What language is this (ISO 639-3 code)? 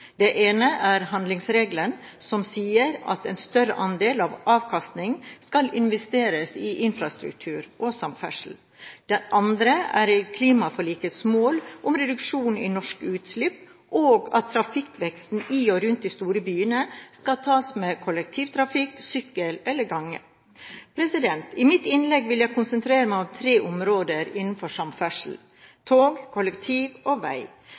nob